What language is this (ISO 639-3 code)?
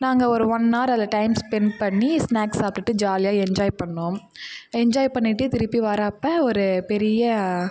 tam